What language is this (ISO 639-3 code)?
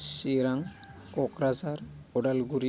brx